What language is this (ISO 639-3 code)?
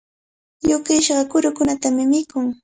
qvl